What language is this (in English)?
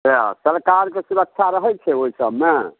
Maithili